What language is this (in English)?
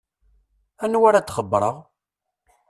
Kabyle